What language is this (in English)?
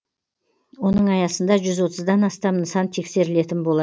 Kazakh